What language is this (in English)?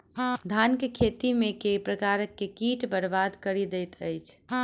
Maithili